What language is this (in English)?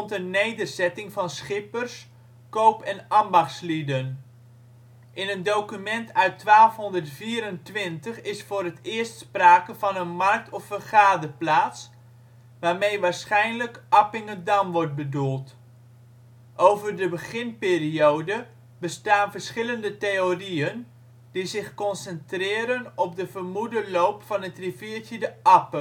Dutch